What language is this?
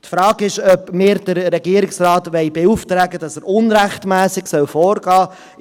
Swiss German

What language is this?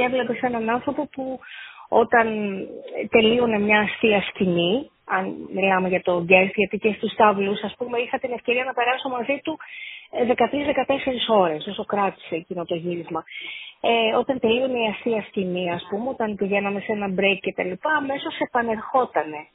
Greek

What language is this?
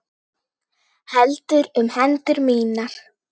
Icelandic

